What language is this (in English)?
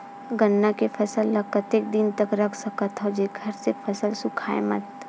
Chhattisgarhi